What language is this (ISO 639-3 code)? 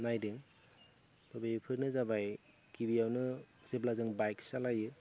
brx